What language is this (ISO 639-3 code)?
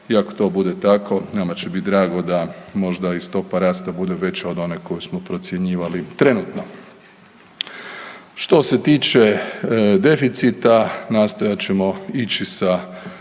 hrv